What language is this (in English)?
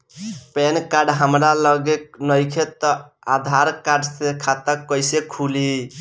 Bhojpuri